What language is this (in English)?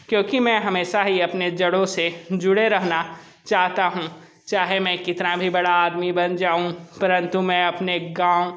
Hindi